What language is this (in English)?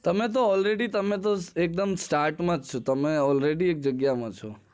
Gujarati